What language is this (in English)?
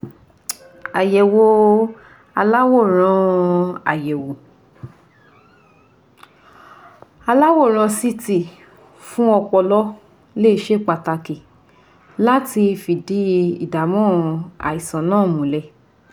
Yoruba